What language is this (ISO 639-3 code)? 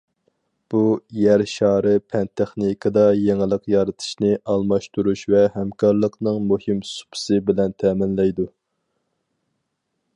uig